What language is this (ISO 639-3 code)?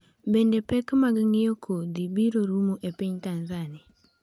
luo